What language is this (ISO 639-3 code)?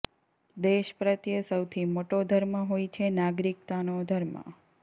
guj